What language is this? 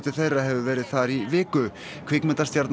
Icelandic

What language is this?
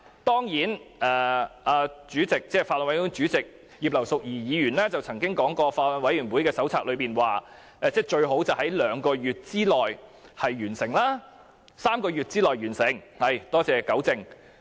Cantonese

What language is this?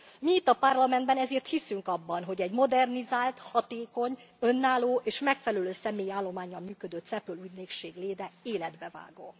Hungarian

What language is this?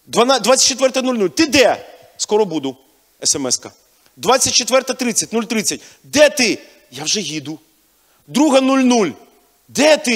Ukrainian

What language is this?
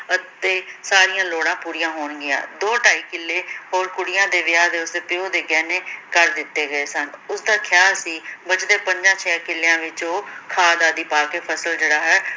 Punjabi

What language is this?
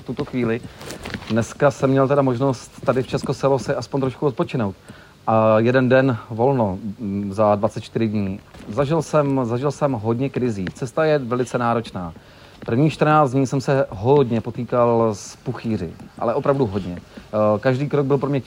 Czech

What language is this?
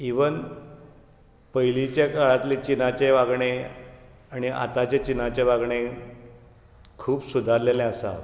Konkani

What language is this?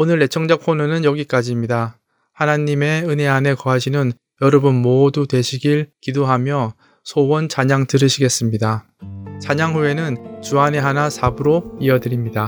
Korean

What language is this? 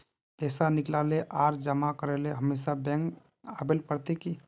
Magahi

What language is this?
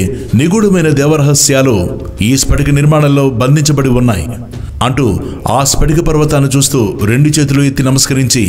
Telugu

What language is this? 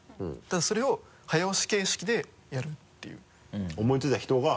Japanese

